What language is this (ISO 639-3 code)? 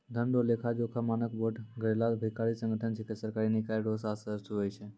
mai